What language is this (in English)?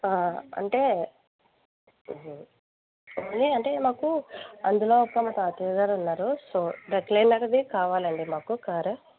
Telugu